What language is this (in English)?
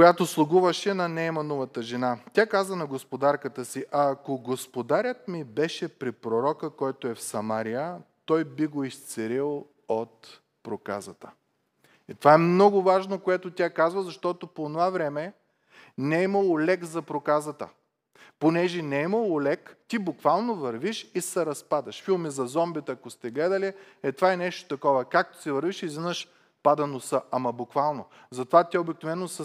Bulgarian